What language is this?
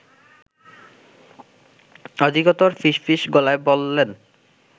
Bangla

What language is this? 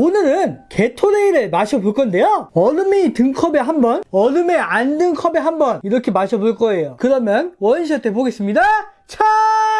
Korean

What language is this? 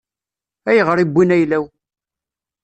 Kabyle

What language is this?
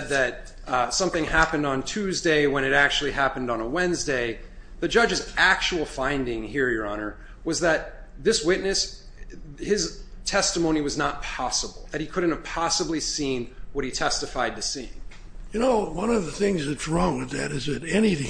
English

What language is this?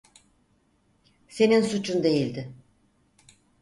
Turkish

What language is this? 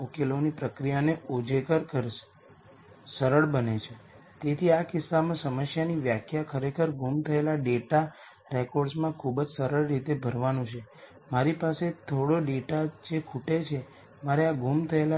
Gujarati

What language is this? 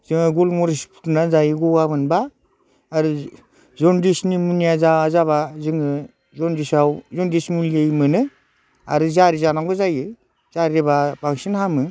Bodo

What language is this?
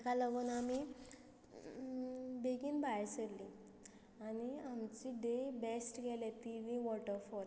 Konkani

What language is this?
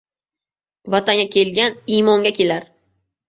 Uzbek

